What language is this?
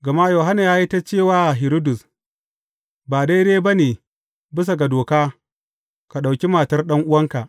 Hausa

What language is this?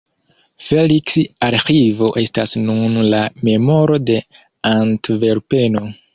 Esperanto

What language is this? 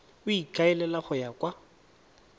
Tswana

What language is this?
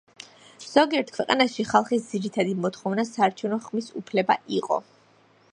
Georgian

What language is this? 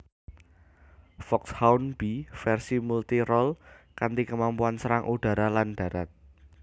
Javanese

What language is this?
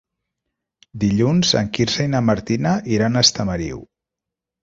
Catalan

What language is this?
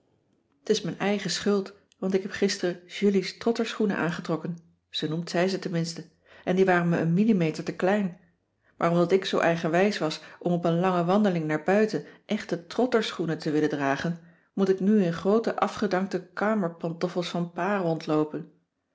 Dutch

